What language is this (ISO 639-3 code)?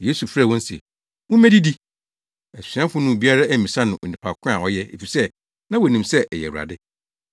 aka